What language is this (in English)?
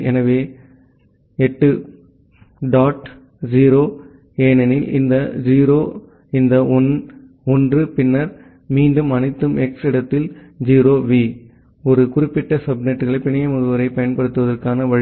Tamil